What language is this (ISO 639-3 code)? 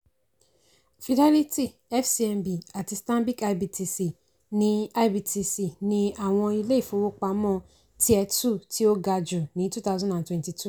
yor